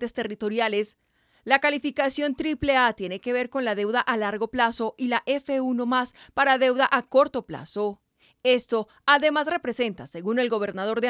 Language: Spanish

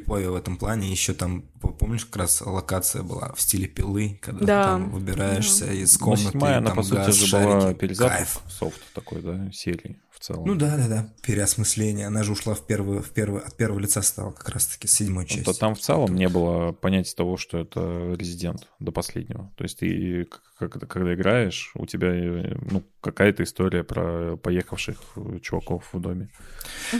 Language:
Russian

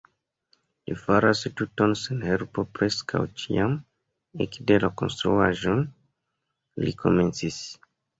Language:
Esperanto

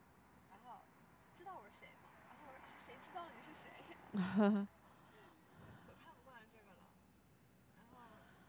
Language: Chinese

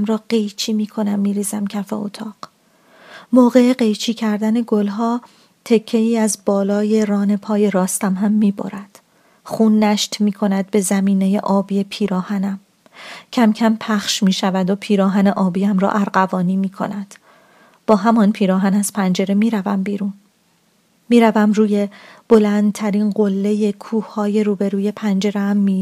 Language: Persian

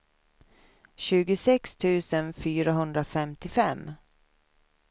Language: Swedish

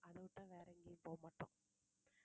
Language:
Tamil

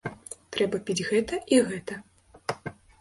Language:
Belarusian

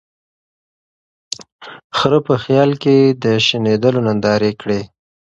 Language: Pashto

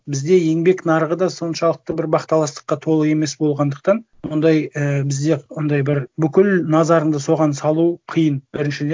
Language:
Kazakh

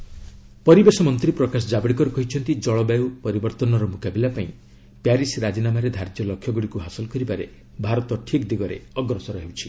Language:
Odia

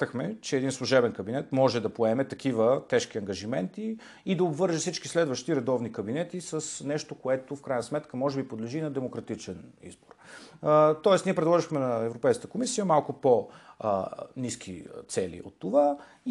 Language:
Bulgarian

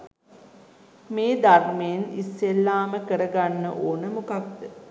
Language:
Sinhala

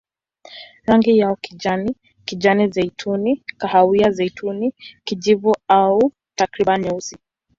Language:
Swahili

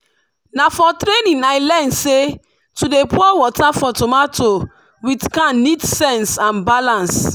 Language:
Nigerian Pidgin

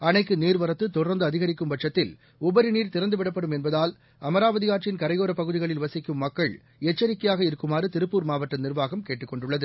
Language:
Tamil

